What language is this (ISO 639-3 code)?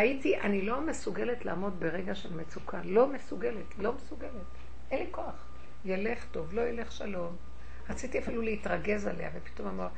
heb